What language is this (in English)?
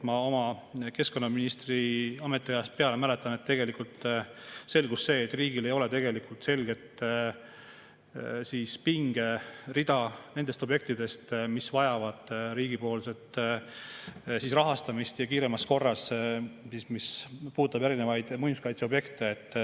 Estonian